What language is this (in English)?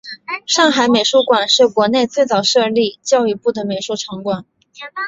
Chinese